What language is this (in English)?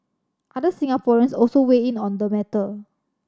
English